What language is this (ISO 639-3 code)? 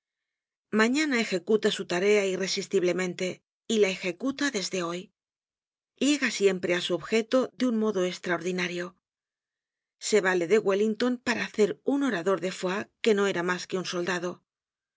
spa